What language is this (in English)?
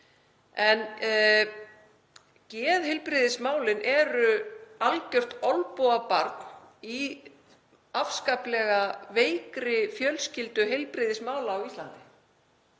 Icelandic